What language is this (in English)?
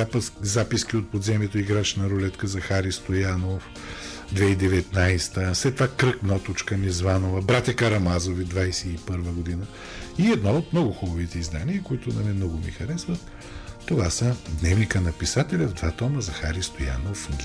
Bulgarian